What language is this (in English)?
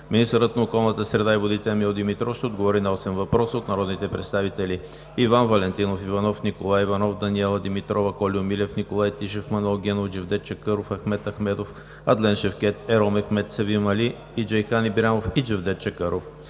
Bulgarian